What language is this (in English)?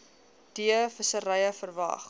Afrikaans